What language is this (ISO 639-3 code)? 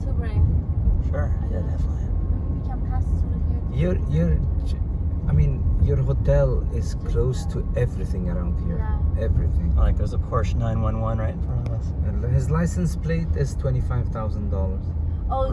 eng